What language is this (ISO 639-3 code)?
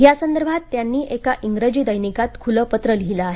mar